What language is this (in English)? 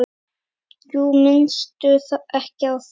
Icelandic